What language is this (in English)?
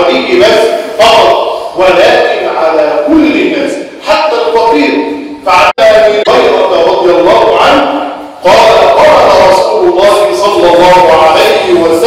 Arabic